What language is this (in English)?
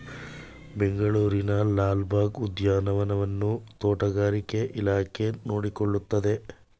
Kannada